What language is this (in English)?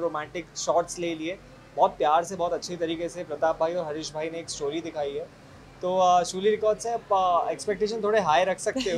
Hindi